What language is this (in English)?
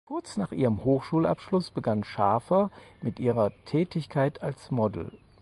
German